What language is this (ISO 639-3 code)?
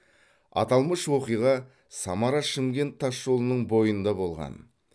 kaz